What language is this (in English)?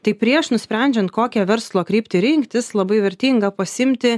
Lithuanian